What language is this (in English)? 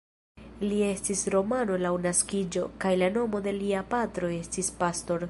Esperanto